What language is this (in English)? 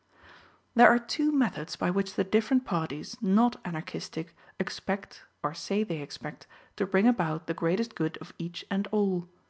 English